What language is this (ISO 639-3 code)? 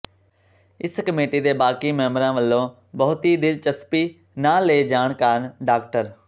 pan